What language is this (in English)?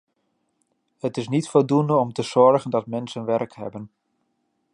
Dutch